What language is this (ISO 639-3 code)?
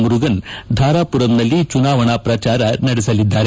kan